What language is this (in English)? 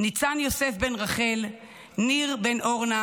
Hebrew